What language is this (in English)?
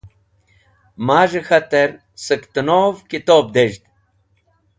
Wakhi